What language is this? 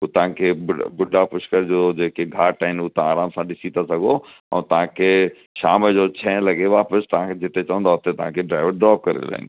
Sindhi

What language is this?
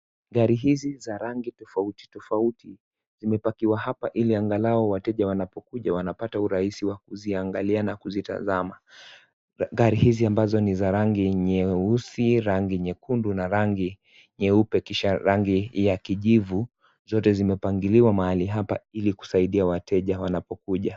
Swahili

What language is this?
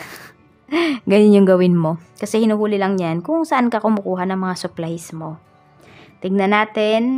Filipino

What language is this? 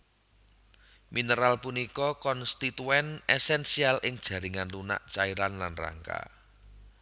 Javanese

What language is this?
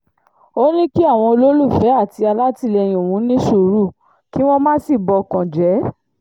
Yoruba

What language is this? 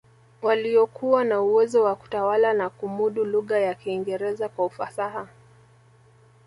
Swahili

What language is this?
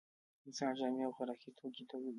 Pashto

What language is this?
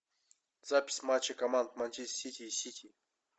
Russian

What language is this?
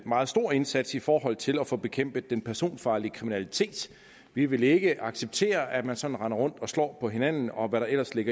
Danish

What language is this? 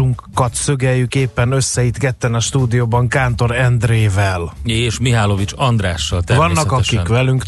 Hungarian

